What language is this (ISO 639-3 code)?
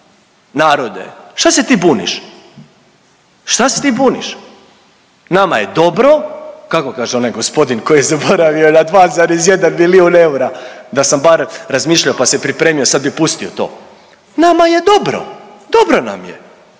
hrv